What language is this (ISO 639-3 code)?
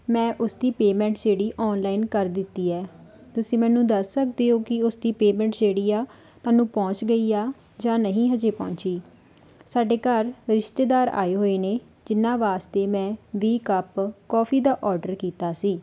pan